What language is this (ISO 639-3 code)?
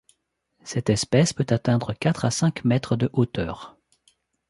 fra